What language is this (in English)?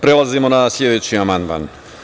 Serbian